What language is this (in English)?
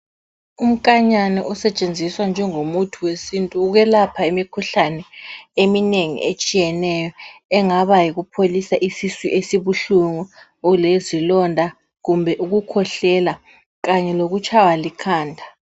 North Ndebele